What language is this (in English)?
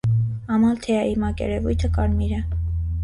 Armenian